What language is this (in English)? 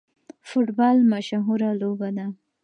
Pashto